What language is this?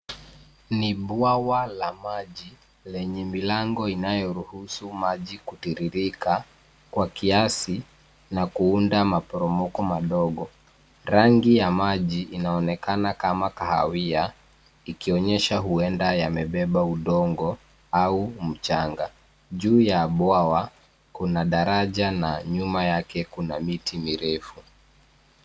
Swahili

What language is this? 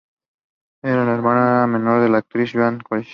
Spanish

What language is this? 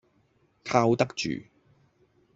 Cantonese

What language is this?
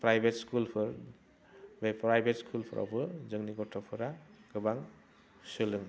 Bodo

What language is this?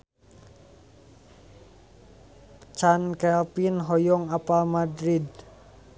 Sundanese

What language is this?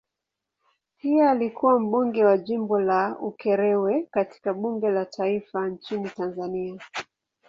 Swahili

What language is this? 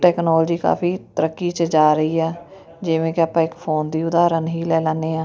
Punjabi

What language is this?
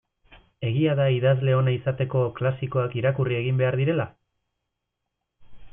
Basque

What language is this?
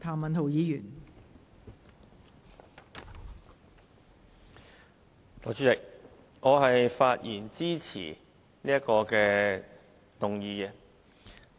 Cantonese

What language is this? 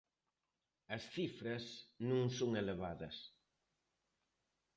Galician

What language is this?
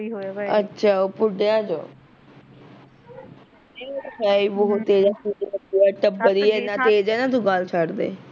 Punjabi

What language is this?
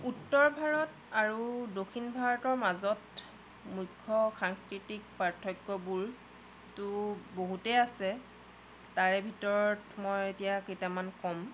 Assamese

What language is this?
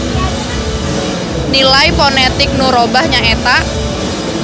Sundanese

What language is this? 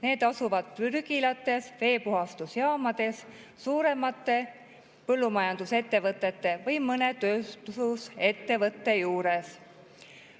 Estonian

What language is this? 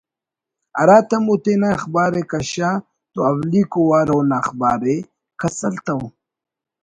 Brahui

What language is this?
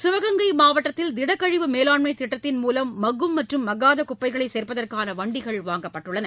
Tamil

